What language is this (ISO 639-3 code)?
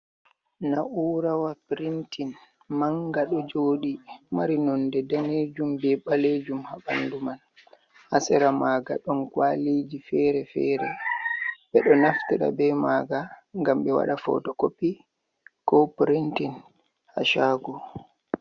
ful